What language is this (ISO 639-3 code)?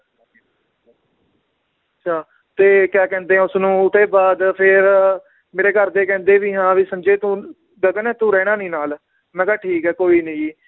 pan